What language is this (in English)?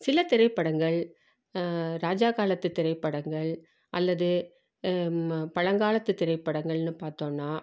Tamil